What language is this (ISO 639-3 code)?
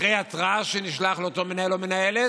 heb